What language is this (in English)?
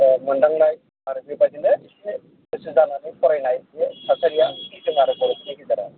Bodo